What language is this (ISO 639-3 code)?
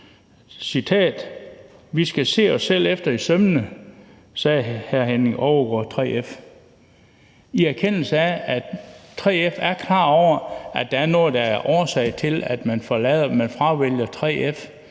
dan